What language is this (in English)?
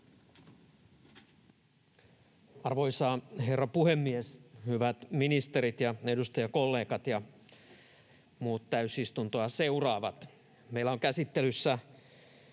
Finnish